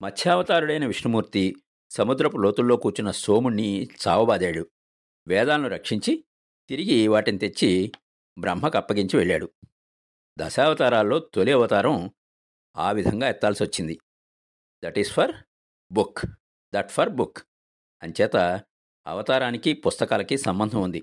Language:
Telugu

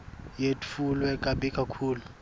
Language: Swati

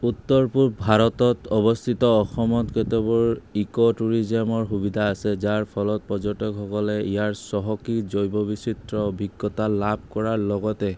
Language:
Assamese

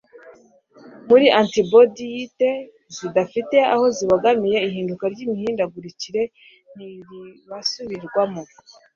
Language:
Kinyarwanda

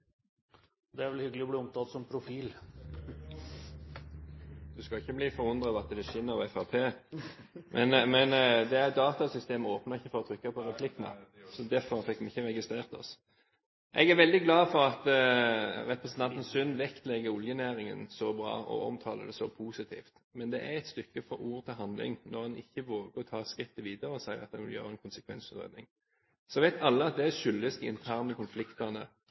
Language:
Norwegian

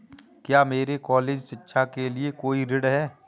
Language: Hindi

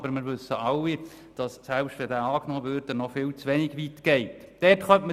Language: Swiss German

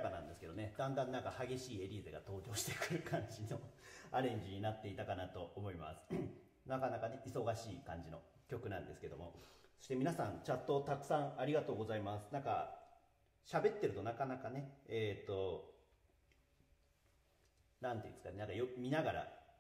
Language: Japanese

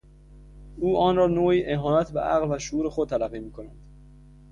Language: Persian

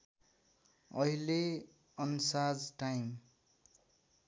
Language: Nepali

